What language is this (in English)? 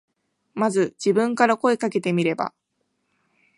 Japanese